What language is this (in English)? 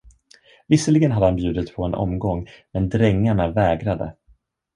Swedish